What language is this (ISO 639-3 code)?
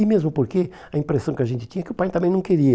por